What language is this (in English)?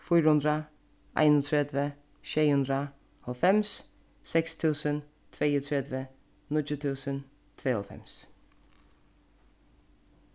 Faroese